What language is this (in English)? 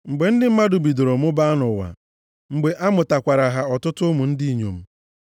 Igbo